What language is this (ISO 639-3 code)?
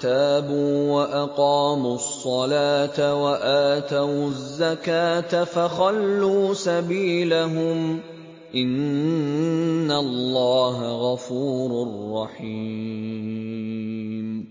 ara